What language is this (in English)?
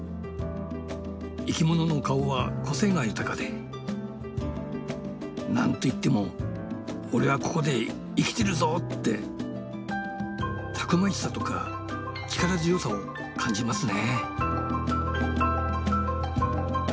Japanese